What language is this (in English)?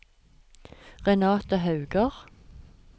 Norwegian